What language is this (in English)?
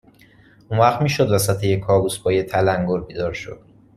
Persian